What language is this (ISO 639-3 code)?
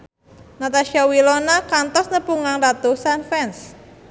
sun